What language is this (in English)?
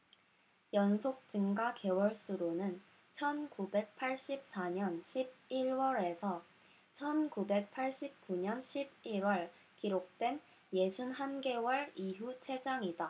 Korean